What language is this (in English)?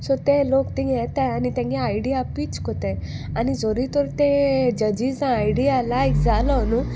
Konkani